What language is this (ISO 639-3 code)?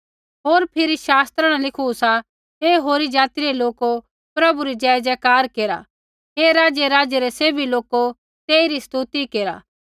kfx